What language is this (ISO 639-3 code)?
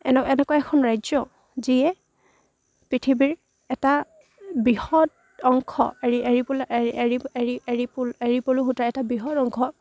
asm